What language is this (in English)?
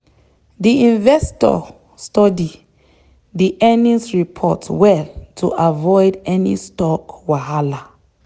Nigerian Pidgin